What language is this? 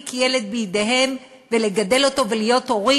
Hebrew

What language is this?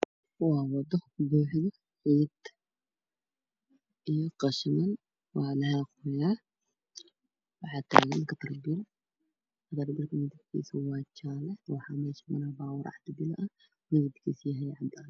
Somali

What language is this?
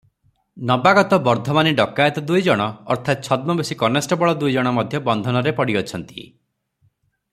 Odia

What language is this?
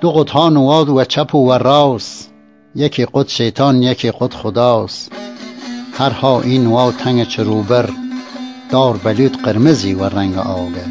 Persian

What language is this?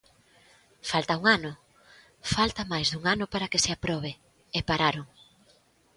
Galician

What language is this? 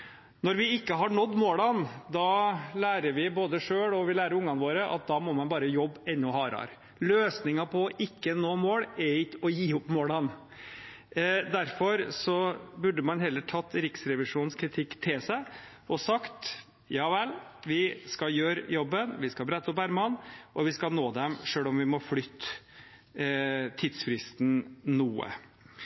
Norwegian Bokmål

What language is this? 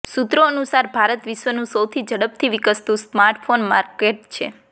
Gujarati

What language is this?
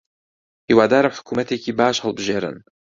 Central Kurdish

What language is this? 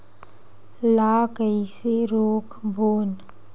Chhattisgarhi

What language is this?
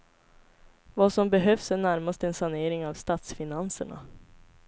Swedish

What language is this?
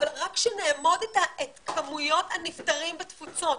Hebrew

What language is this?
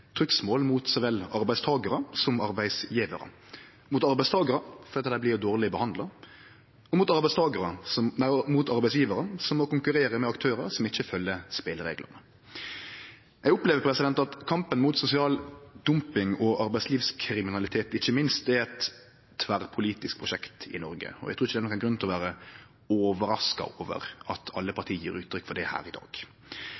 Norwegian Nynorsk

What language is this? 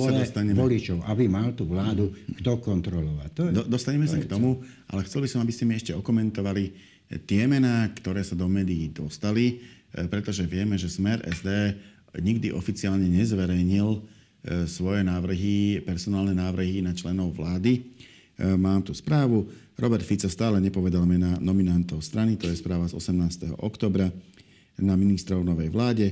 Slovak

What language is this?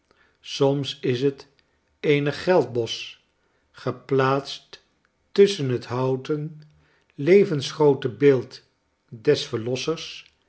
Dutch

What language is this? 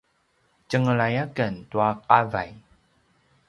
Paiwan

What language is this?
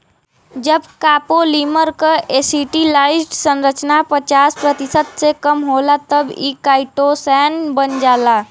Bhojpuri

